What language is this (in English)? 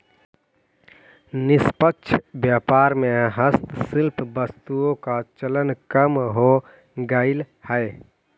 Magahi